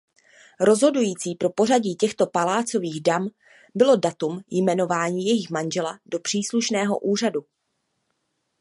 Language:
Czech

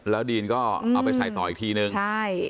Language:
Thai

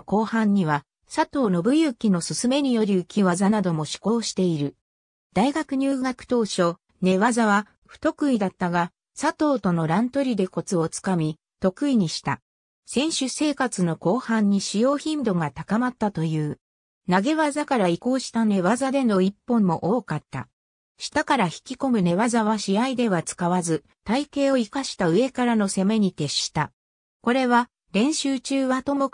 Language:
Japanese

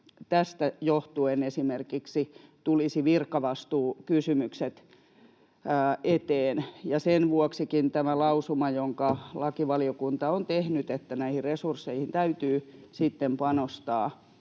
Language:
Finnish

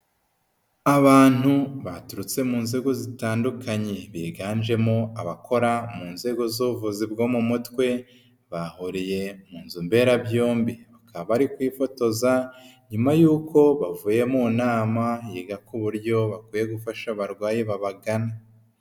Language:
Kinyarwanda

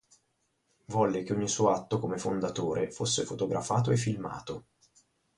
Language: Italian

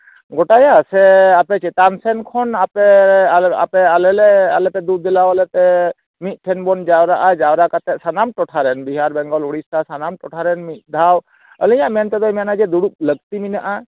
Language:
Santali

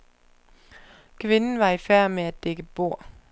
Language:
Danish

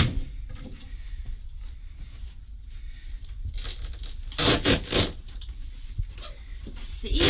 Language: English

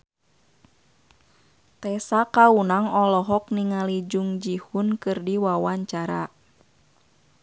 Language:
Sundanese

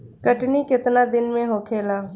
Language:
Bhojpuri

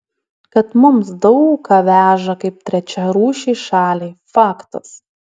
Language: Lithuanian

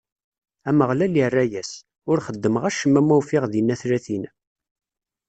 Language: Kabyle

